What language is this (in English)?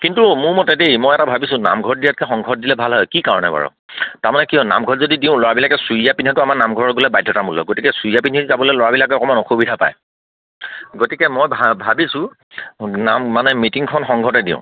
Assamese